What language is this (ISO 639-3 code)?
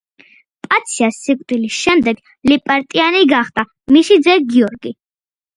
kat